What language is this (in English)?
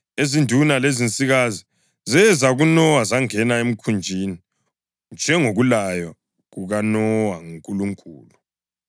North Ndebele